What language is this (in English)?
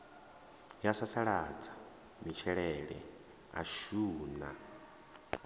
Venda